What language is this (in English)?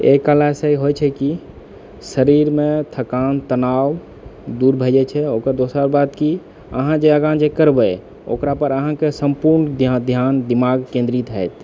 Maithili